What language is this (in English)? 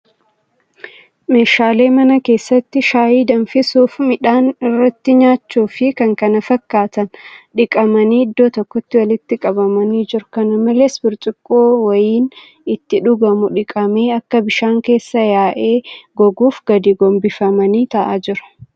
Oromo